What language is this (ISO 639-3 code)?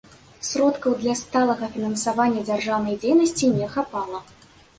bel